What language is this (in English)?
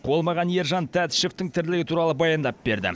Kazakh